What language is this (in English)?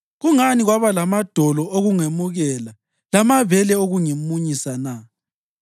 North Ndebele